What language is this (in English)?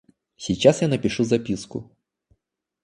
Russian